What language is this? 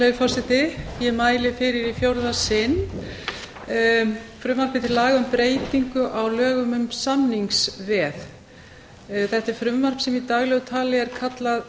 Icelandic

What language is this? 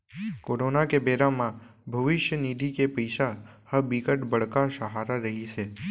Chhattisgarhi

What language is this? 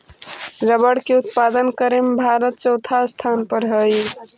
Magahi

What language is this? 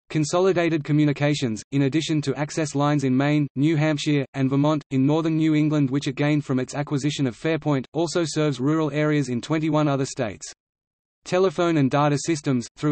English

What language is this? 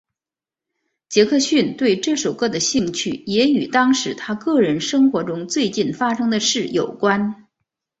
Chinese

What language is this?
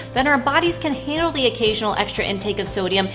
English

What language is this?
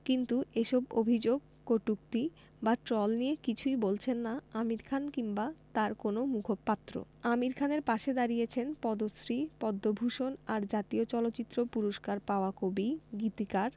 Bangla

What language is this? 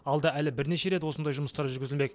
Kazakh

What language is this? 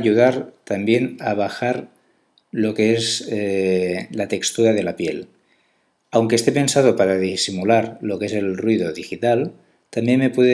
Spanish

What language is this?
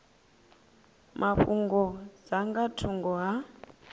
Venda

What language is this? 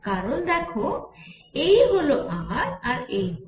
Bangla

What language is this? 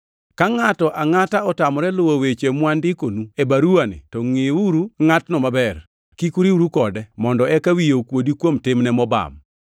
Luo (Kenya and Tanzania)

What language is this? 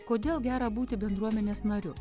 Lithuanian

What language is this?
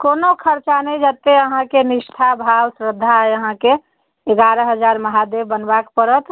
Maithili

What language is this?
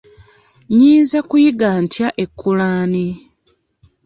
Ganda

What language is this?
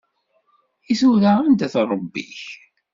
Kabyle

